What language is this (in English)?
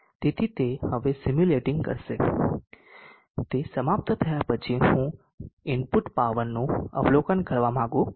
Gujarati